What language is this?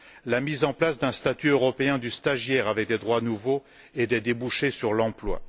French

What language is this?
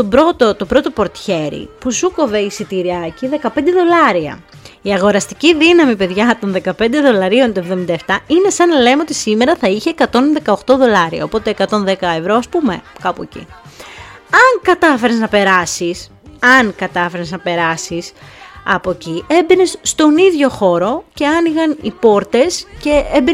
Greek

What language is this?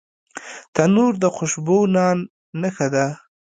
Pashto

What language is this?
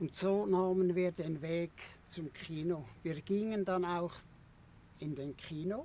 German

